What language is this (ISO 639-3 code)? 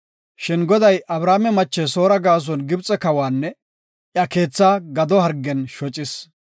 gof